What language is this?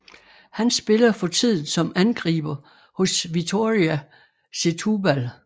Danish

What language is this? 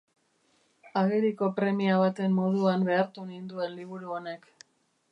Basque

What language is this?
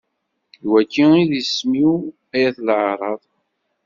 Kabyle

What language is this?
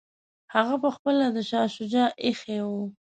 Pashto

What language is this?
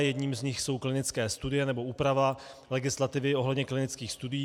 Czech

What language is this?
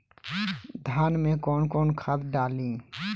Bhojpuri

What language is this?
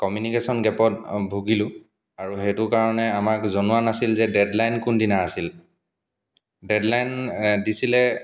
Assamese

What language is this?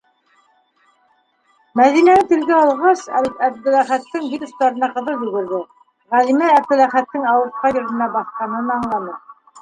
Bashkir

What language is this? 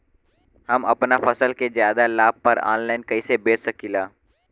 Bhojpuri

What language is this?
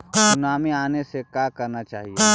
Magahi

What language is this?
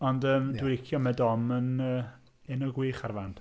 Welsh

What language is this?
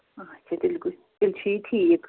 Kashmiri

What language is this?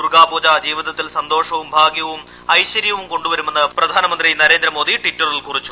Malayalam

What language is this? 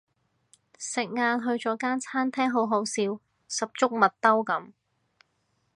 Cantonese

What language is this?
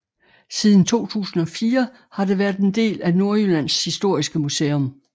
Danish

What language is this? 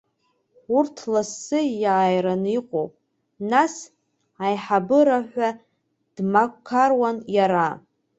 Abkhazian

